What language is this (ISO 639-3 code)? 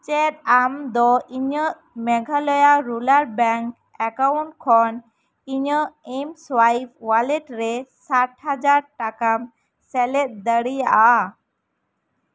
sat